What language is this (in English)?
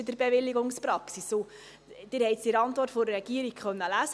Swiss German